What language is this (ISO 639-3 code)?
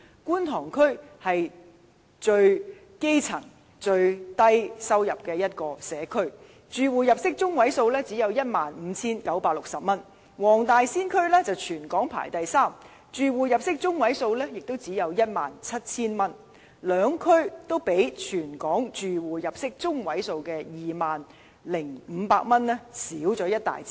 yue